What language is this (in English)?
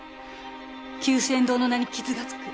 Japanese